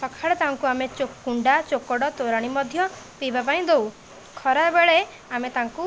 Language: Odia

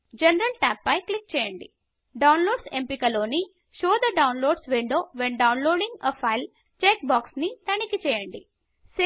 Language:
Telugu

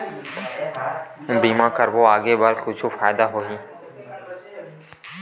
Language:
Chhattisgarhi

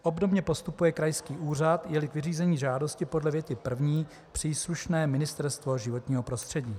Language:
Czech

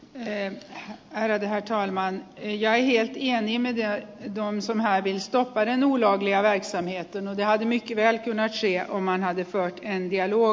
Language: Finnish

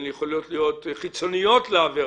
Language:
Hebrew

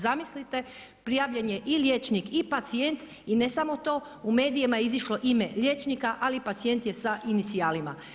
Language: Croatian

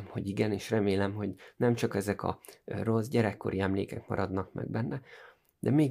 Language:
Hungarian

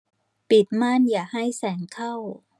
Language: Thai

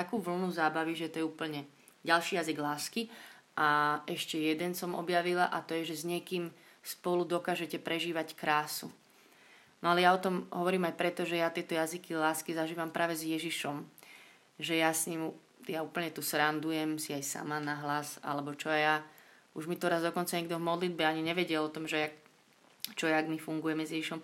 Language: Slovak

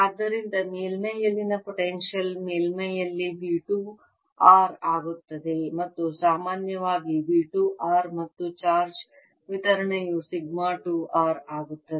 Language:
Kannada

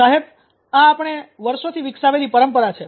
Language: Gujarati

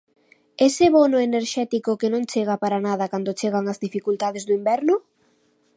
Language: Galician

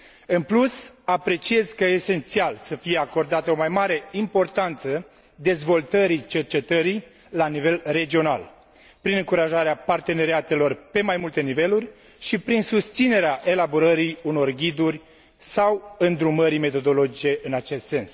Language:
Romanian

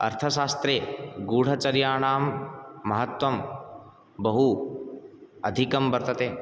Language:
Sanskrit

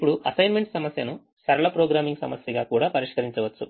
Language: Telugu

